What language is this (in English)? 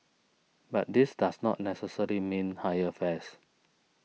English